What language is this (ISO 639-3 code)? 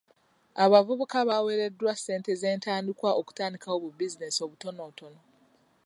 lug